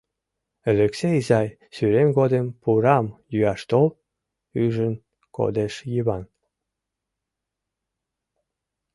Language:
Mari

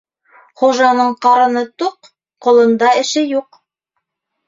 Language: Bashkir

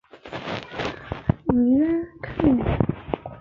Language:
Chinese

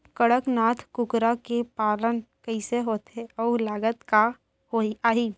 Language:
Chhattisgarhi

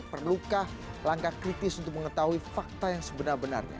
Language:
Indonesian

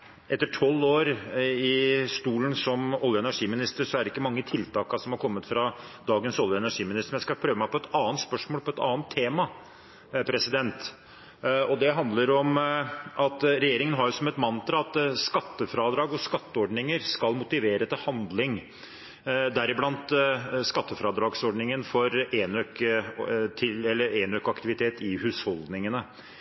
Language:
Norwegian Bokmål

